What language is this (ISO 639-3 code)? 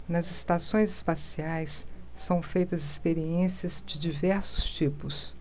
por